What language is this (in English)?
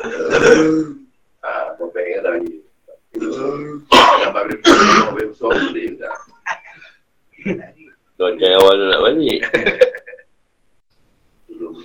Malay